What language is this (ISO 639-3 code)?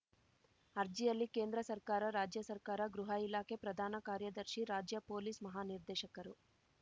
kan